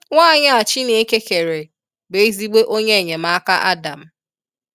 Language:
Igbo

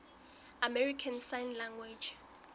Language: Southern Sotho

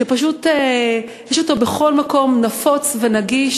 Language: Hebrew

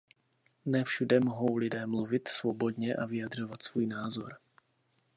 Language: Czech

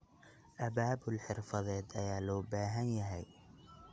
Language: Somali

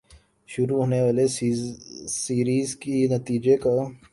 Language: Urdu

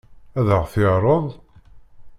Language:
Kabyle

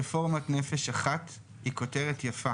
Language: Hebrew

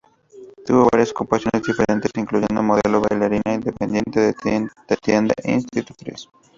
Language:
Spanish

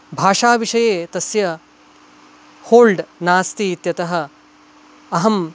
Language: Sanskrit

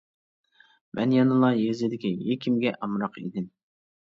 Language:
Uyghur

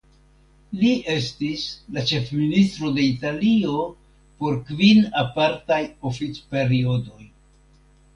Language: Esperanto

